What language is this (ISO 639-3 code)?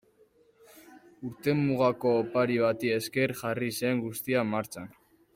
eus